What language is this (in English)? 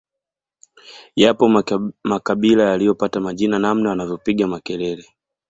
Swahili